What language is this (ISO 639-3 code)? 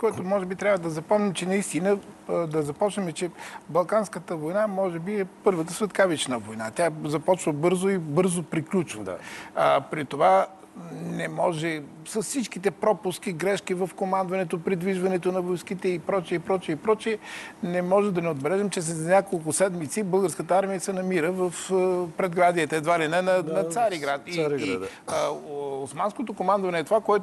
bul